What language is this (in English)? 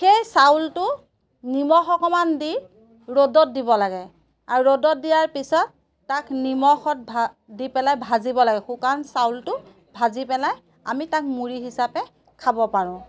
Assamese